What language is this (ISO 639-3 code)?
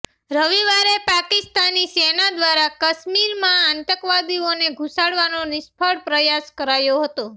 guj